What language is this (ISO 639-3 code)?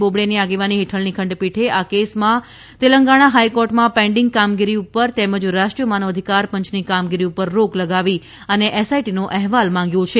guj